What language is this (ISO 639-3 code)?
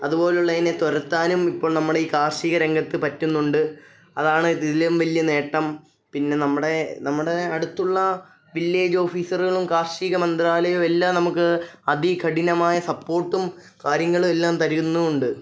mal